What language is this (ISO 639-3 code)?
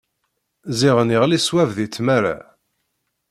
kab